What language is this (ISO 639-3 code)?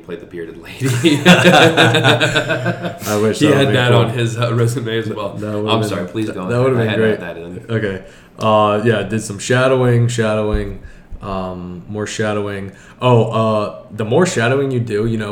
eng